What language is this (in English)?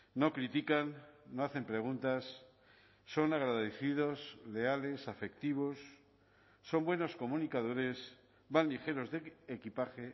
Spanish